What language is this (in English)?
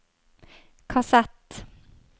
Norwegian